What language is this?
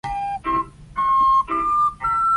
Cantonese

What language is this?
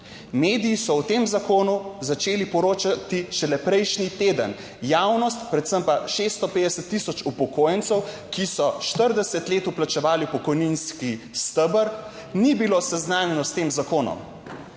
Slovenian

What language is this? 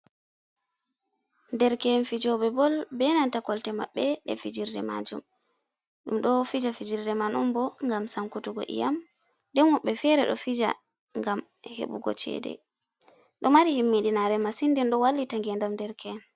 Fula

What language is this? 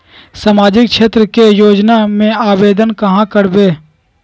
Magahi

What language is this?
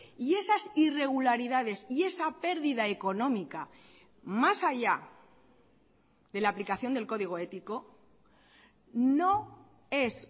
Spanish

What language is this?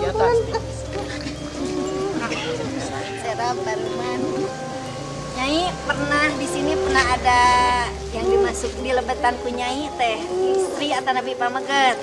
Indonesian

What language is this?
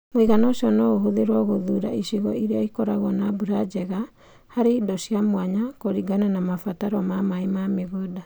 Kikuyu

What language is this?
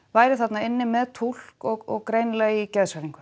Icelandic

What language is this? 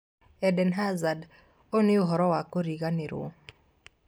Kikuyu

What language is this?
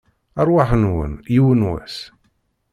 Kabyle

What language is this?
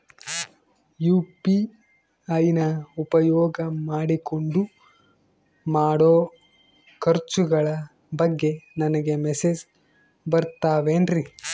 Kannada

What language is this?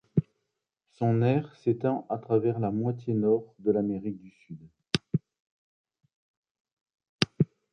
French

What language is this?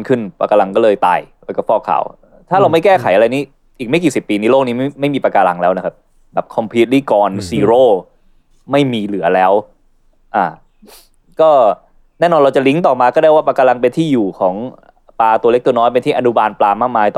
Thai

